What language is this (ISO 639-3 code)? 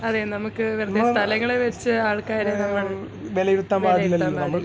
mal